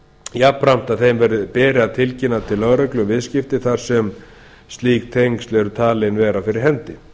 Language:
Icelandic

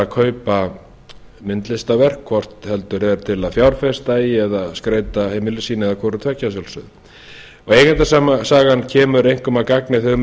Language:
Icelandic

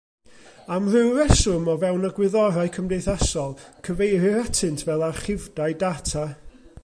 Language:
Welsh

